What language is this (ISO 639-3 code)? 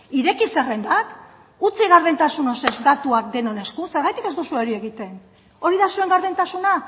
eus